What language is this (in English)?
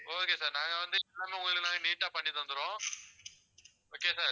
Tamil